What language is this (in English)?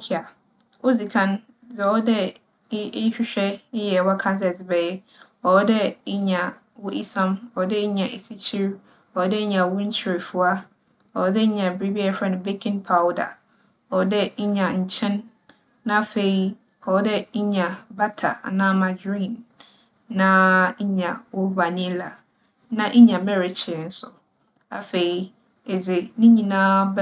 Akan